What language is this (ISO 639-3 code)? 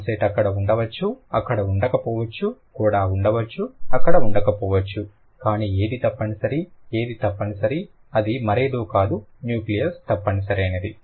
tel